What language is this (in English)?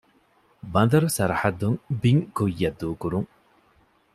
Divehi